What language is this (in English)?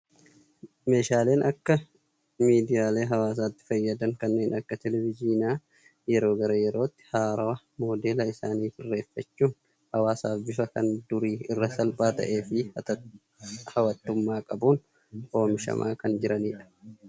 Oromo